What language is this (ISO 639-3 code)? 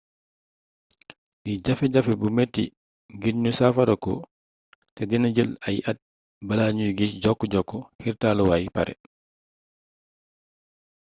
wol